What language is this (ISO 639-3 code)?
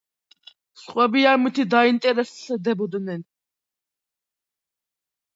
kat